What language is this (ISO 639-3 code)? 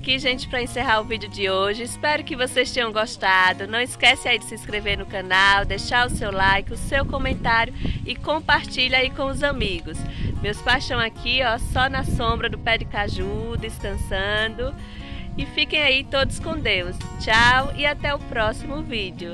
por